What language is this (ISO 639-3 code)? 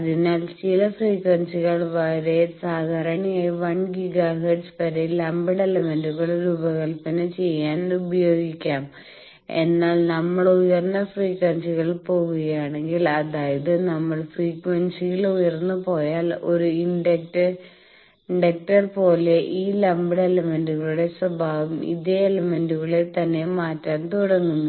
mal